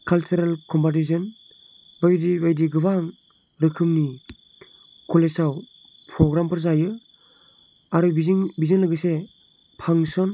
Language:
Bodo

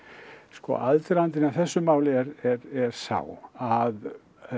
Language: Icelandic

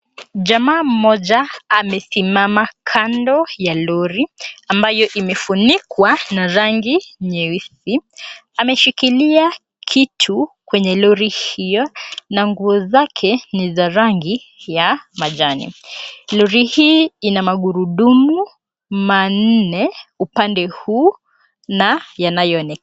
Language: Swahili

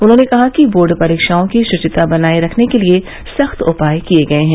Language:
Hindi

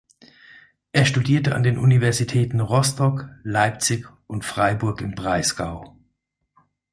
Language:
German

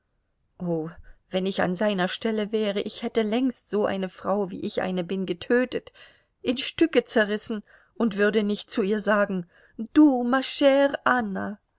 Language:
German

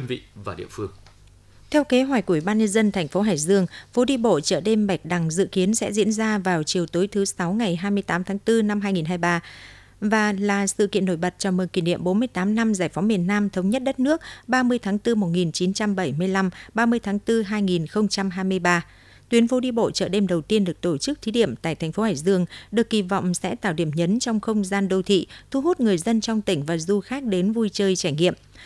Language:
Vietnamese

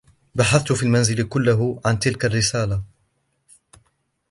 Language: Arabic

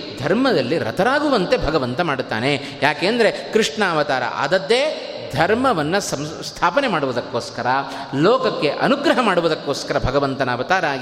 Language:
Kannada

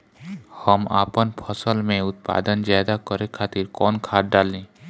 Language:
Bhojpuri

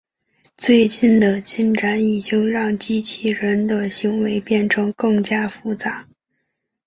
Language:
Chinese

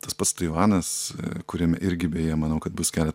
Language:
Lithuanian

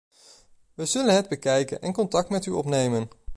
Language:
Dutch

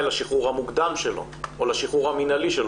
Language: Hebrew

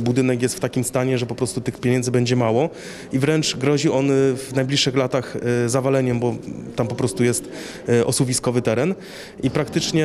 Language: Polish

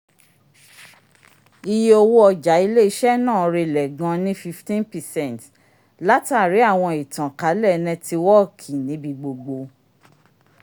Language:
Yoruba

